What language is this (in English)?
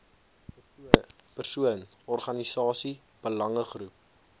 Afrikaans